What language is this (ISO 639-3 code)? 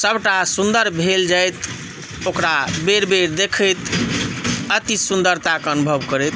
mai